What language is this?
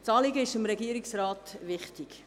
Swiss German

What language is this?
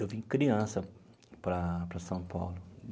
Portuguese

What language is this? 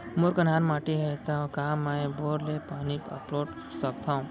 Chhattisgarhi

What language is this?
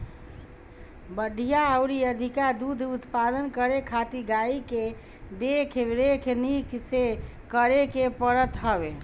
Bhojpuri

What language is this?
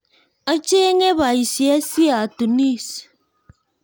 Kalenjin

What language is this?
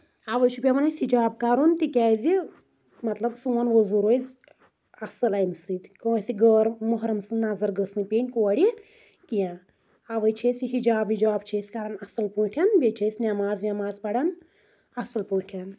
Kashmiri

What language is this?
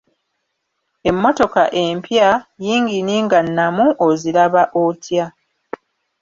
Ganda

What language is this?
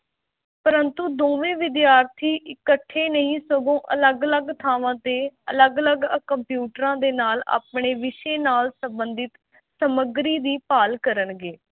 Punjabi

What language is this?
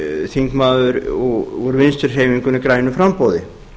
Icelandic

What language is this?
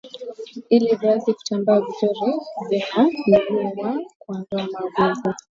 Swahili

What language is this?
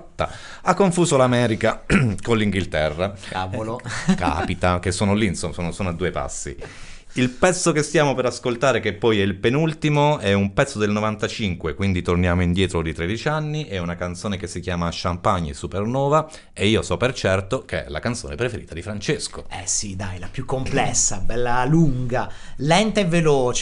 Italian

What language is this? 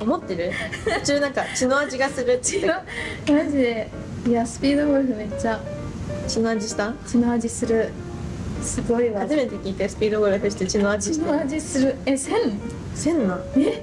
Japanese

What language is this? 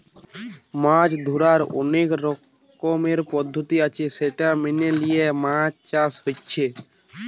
Bangla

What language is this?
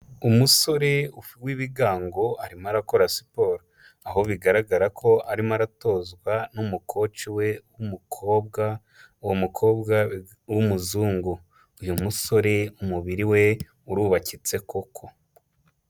Kinyarwanda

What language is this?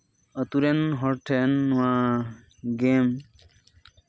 Santali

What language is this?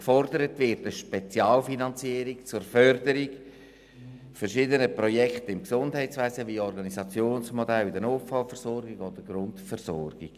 Swiss German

